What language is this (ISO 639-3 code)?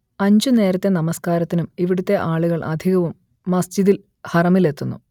mal